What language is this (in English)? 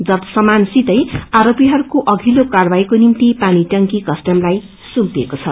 Nepali